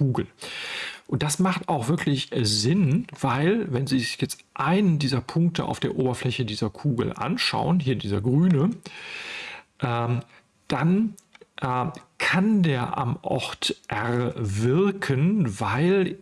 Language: German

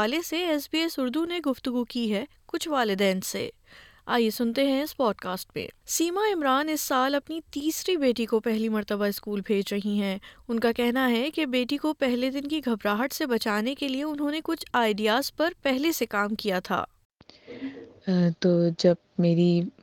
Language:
Urdu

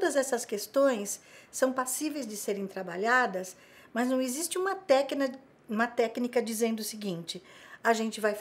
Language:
Portuguese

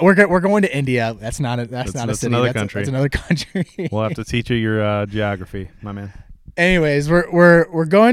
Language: English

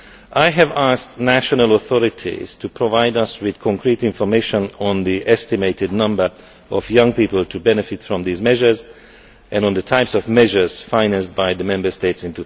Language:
English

